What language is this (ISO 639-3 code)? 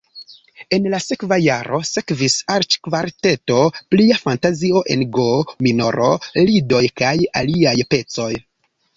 epo